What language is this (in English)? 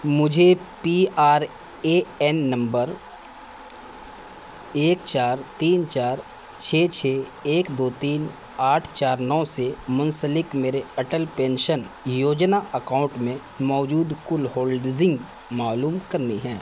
Urdu